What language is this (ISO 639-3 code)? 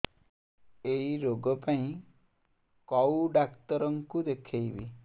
ori